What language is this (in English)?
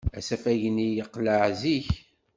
Kabyle